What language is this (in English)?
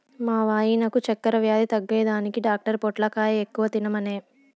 Telugu